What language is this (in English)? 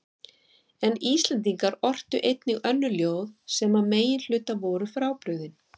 Icelandic